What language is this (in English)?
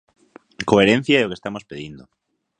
Galician